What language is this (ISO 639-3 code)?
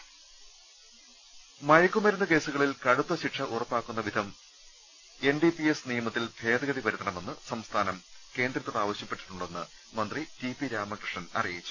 mal